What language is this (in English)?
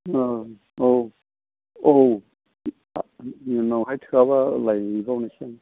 Bodo